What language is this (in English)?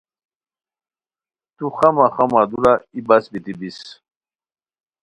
Khowar